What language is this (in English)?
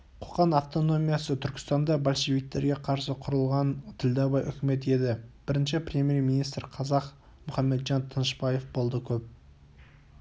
Kazakh